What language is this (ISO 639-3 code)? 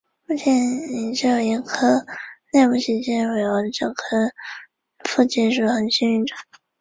zho